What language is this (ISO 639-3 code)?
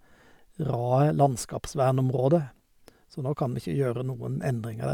nor